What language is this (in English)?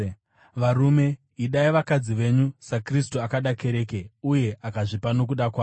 Shona